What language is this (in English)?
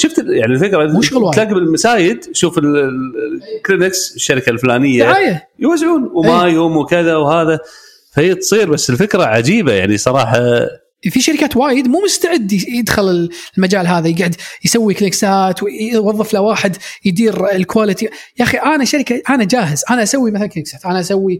Arabic